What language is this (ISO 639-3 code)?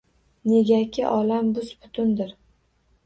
uzb